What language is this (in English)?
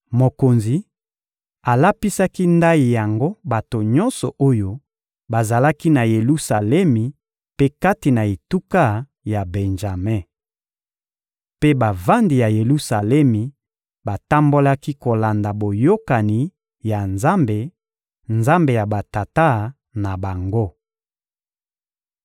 Lingala